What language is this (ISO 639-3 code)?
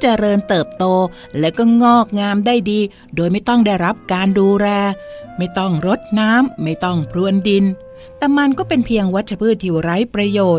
tha